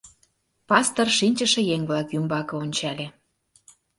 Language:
Mari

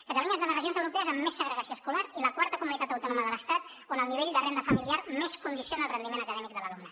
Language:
Catalan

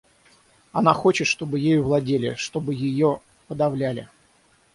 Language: Russian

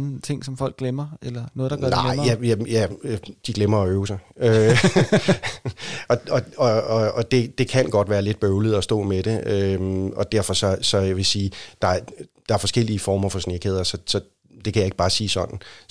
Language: Danish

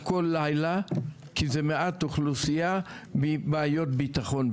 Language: Hebrew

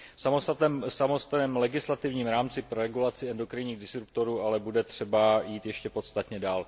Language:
Czech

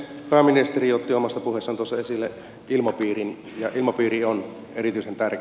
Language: Finnish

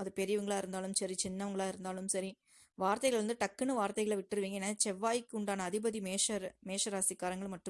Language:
Tamil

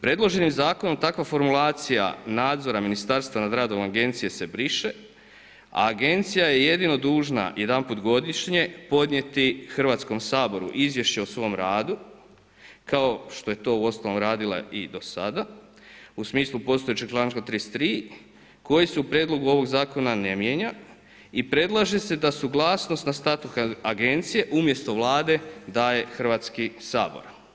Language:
Croatian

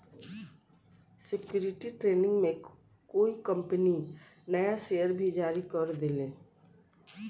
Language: Bhojpuri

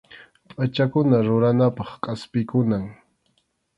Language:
Arequipa-La Unión Quechua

